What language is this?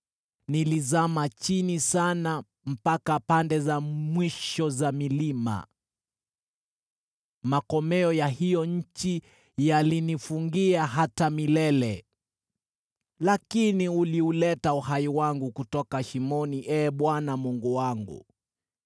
Swahili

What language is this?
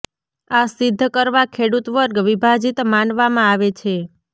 Gujarati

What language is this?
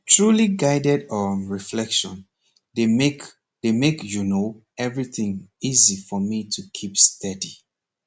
Nigerian Pidgin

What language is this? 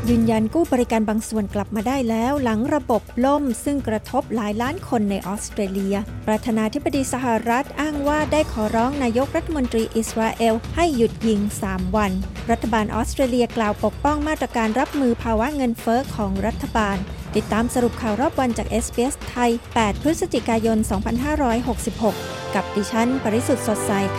Thai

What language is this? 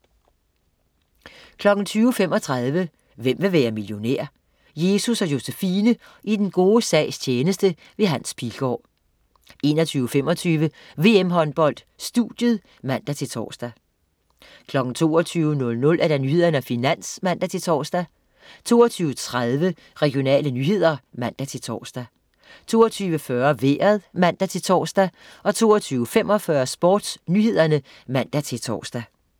Danish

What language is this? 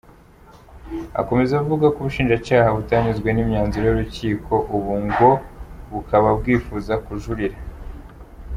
Kinyarwanda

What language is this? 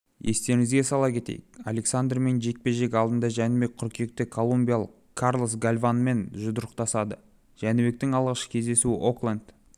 Kazakh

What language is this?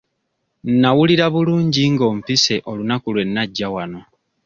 Ganda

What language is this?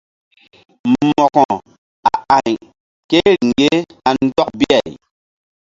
Mbum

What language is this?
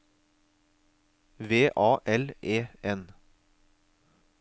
Norwegian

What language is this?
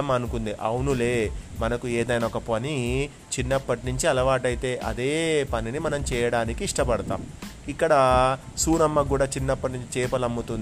Telugu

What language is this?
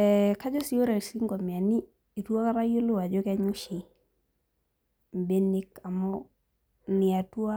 Masai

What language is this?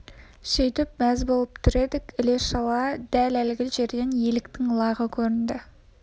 Kazakh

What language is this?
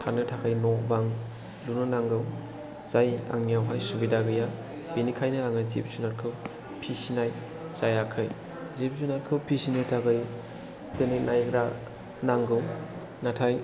Bodo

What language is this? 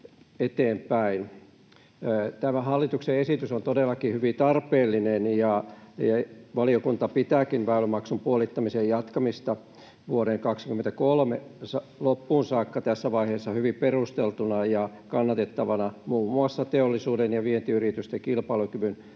Finnish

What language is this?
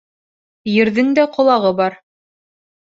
Bashkir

